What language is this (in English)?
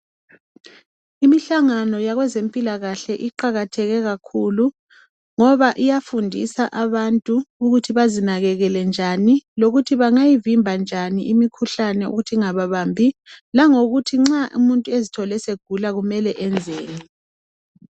North Ndebele